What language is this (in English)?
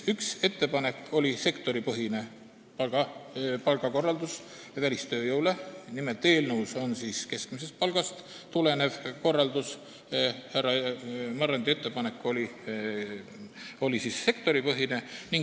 Estonian